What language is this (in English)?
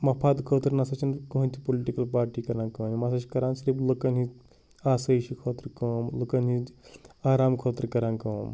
Kashmiri